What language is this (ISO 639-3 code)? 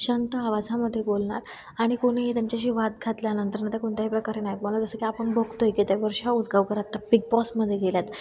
mar